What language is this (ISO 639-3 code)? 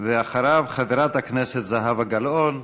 heb